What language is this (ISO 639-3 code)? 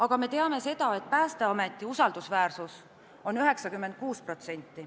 est